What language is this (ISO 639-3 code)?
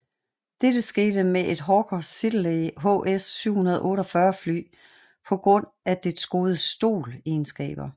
dan